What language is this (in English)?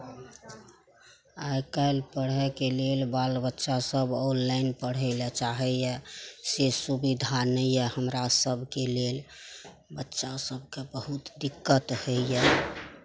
Maithili